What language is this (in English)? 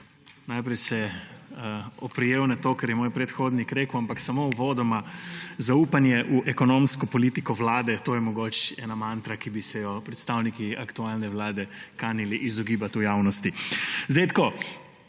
Slovenian